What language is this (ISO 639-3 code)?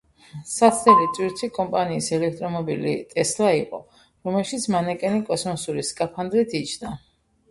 kat